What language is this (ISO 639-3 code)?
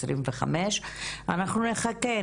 heb